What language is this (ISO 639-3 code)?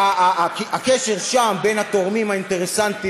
heb